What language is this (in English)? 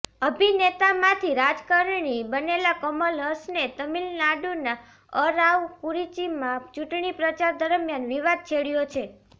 Gujarati